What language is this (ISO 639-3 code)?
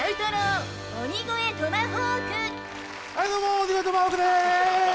jpn